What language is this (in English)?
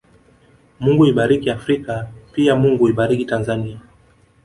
Swahili